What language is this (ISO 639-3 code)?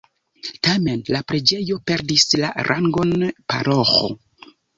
epo